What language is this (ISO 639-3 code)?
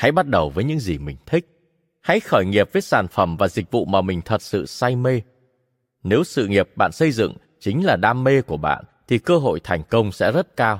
vie